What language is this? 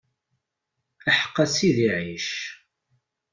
Kabyle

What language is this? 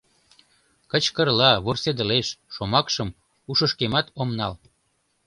Mari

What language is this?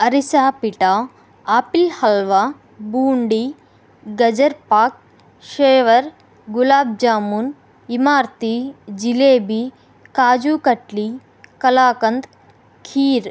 Telugu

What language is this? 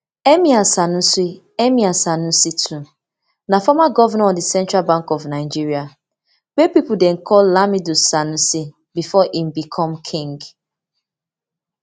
Nigerian Pidgin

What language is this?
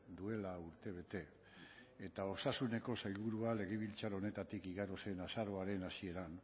Basque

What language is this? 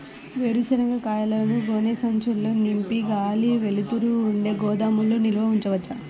Telugu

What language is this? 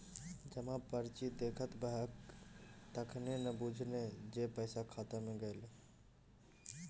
Maithili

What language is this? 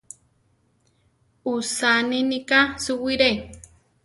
Central Tarahumara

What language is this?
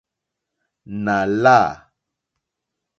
Mokpwe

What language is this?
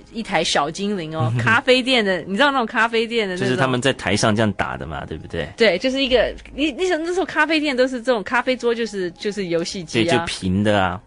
Chinese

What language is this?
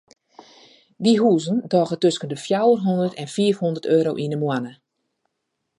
Western Frisian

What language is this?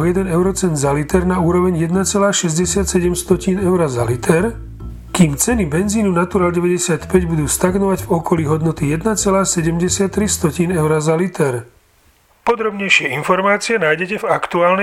Slovak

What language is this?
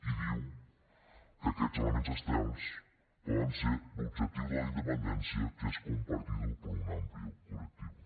Catalan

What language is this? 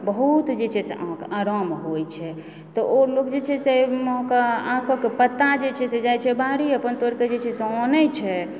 Maithili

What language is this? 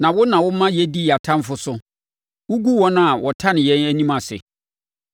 Akan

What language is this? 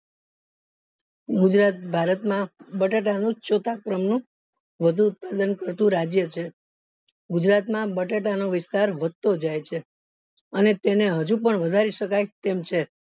Gujarati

